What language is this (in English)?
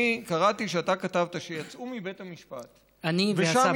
Hebrew